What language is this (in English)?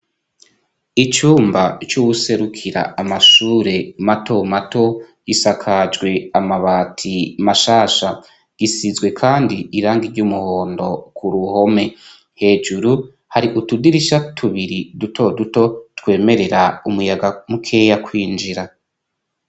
Rundi